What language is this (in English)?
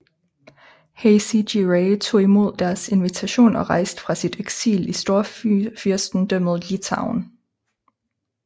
Danish